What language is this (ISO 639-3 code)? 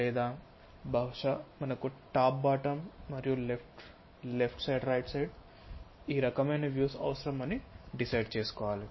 tel